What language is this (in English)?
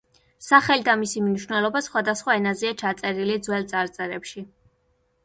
Georgian